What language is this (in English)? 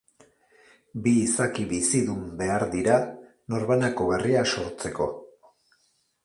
Basque